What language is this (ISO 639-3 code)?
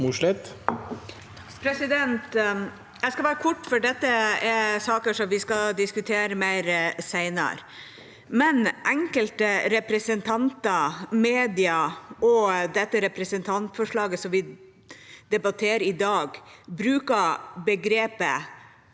nor